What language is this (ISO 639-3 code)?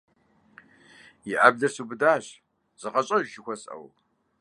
kbd